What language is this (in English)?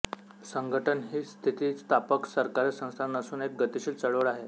Marathi